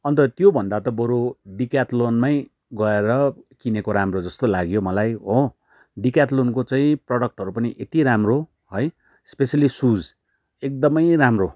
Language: Nepali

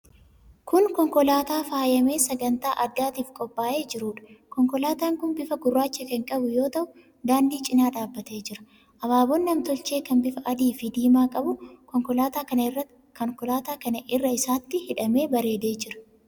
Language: Oromo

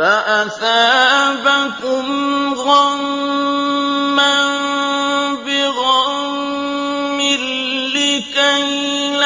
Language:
Arabic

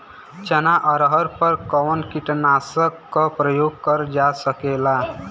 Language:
Bhojpuri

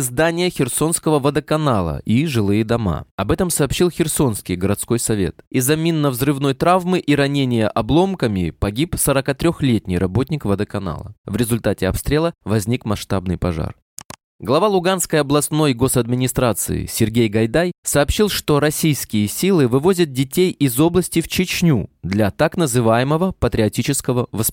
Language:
Russian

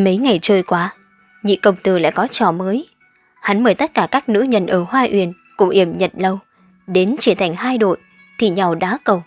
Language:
Vietnamese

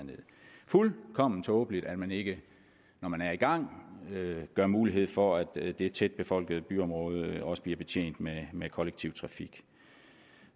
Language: Danish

